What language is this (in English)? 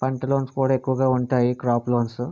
Telugu